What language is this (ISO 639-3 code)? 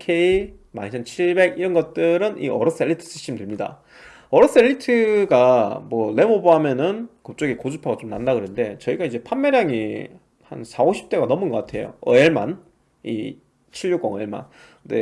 kor